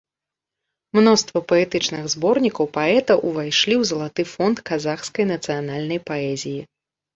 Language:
Belarusian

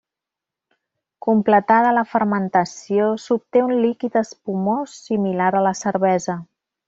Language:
Catalan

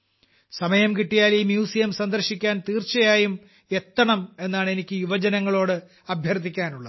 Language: Malayalam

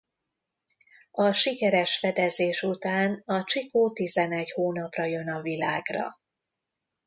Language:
Hungarian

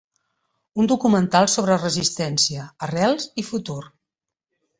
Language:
Catalan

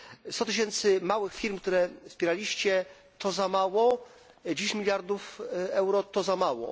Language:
Polish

